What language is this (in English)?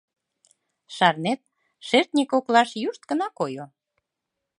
Mari